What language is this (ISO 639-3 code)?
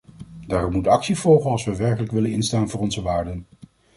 nld